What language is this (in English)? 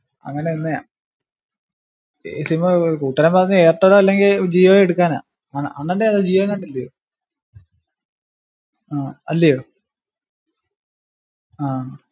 Malayalam